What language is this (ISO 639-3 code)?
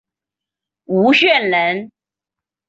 zho